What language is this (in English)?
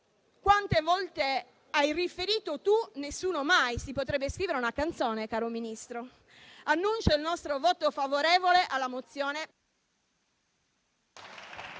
Italian